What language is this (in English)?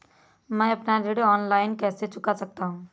Hindi